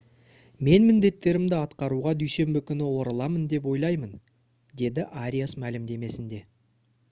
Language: Kazakh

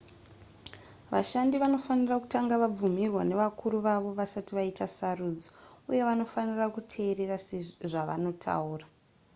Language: Shona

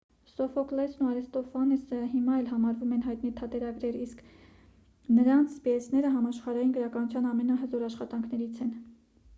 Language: Armenian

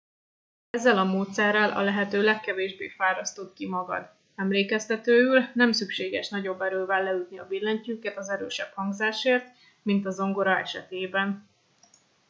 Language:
Hungarian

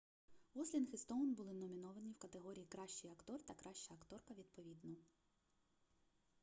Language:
Ukrainian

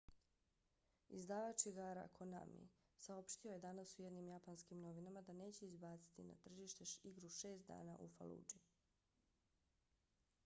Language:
Bosnian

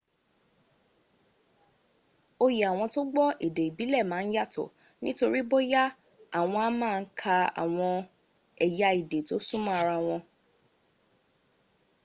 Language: Yoruba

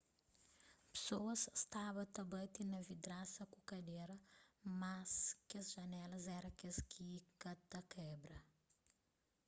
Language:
Kabuverdianu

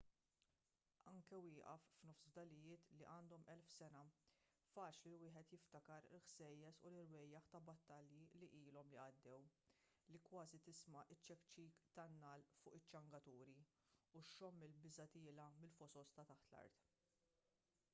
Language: Maltese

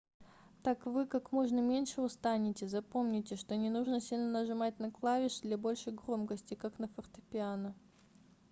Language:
Russian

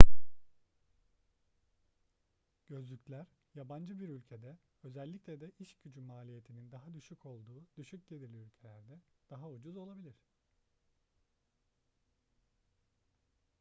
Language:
Turkish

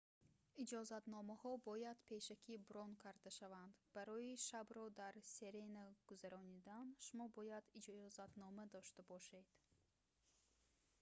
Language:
Tajik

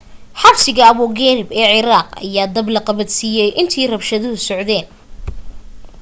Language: Somali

